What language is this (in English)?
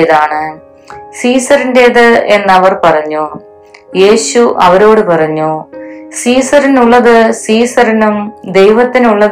Malayalam